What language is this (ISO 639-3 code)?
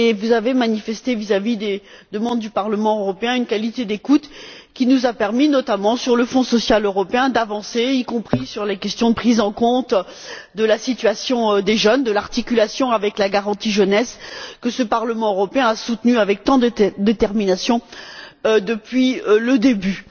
fra